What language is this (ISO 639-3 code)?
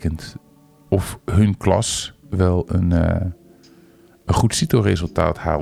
nld